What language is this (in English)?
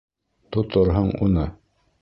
Bashkir